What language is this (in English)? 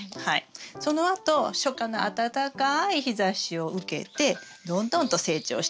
Japanese